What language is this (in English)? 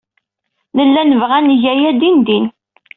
Kabyle